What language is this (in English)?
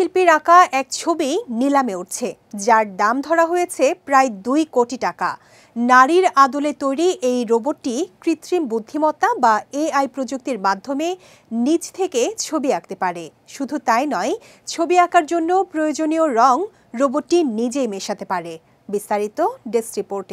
Romanian